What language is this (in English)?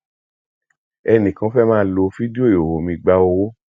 Yoruba